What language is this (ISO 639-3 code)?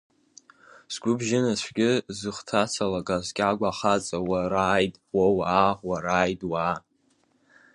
abk